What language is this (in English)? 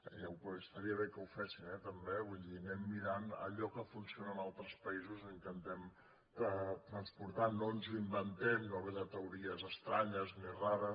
Catalan